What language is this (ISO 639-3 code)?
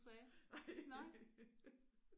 dan